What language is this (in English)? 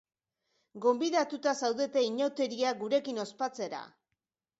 Basque